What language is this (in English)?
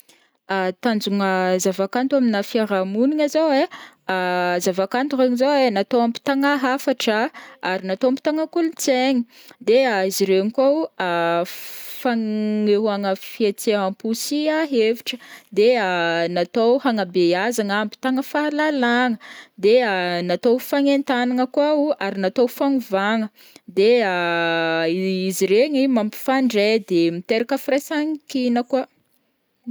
Northern Betsimisaraka Malagasy